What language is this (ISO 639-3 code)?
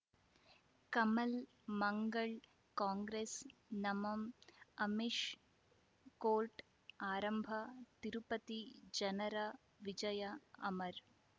kan